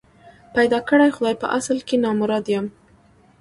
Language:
Pashto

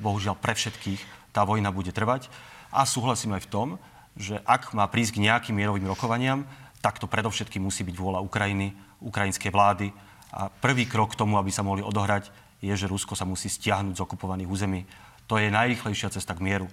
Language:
Slovak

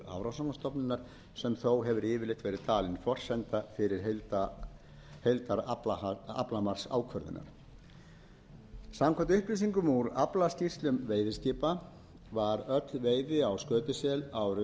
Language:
Icelandic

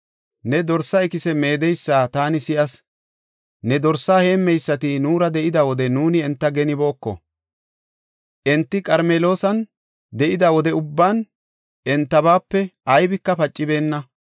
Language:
Gofa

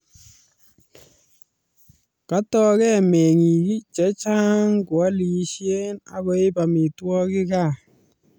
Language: Kalenjin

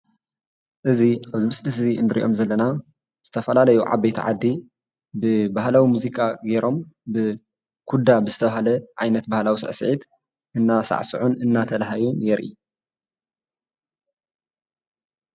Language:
Tigrinya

